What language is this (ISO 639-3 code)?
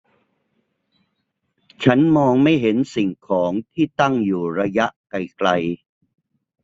tha